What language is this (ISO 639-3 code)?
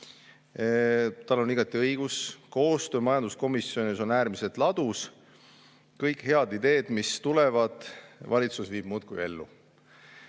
est